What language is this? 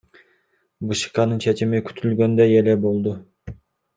Kyrgyz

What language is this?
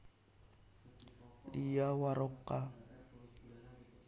Javanese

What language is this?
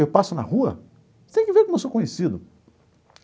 Portuguese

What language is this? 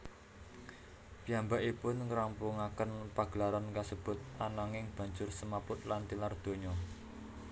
Javanese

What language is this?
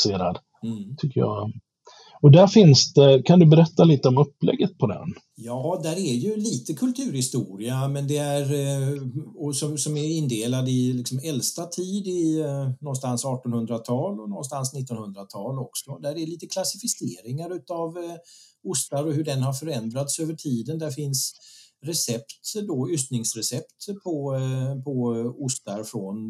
Swedish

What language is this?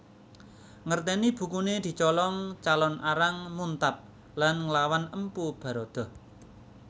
Javanese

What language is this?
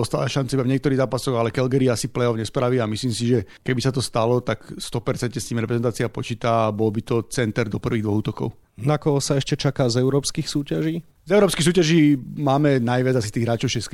Slovak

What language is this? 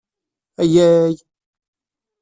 Kabyle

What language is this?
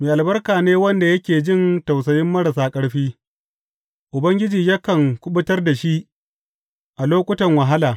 Hausa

